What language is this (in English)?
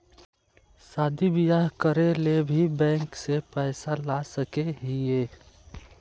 Magahi